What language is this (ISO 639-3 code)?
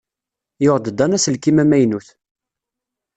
kab